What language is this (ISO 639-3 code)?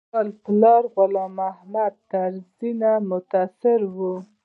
pus